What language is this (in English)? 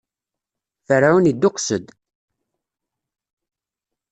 Kabyle